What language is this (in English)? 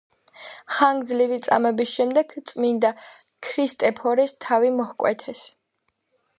Georgian